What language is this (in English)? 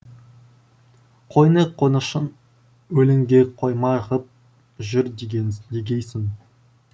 Kazakh